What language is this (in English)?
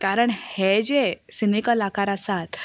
Konkani